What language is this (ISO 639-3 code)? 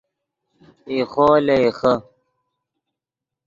ydg